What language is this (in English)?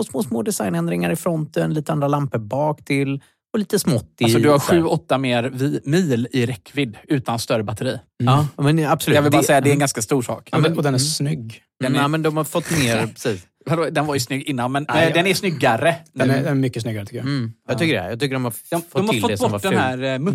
Swedish